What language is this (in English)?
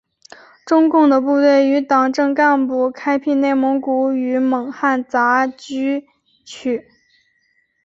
Chinese